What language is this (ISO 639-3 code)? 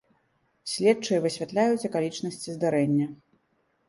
bel